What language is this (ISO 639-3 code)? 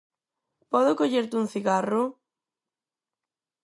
glg